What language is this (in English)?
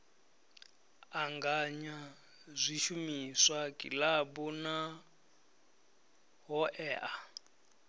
Venda